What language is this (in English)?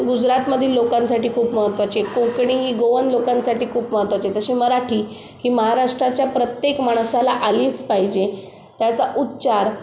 Marathi